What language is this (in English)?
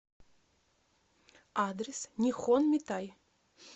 Russian